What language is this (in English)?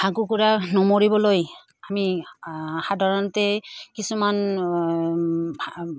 Assamese